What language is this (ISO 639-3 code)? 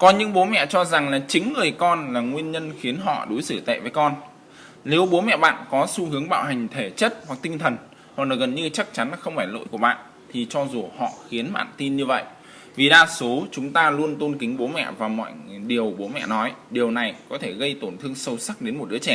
vie